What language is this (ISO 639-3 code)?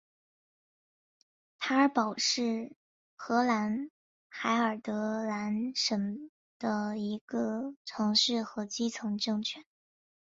zho